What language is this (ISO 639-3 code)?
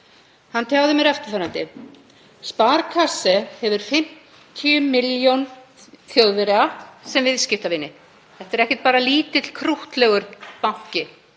isl